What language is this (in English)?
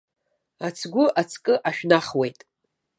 Abkhazian